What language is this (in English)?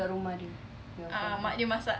English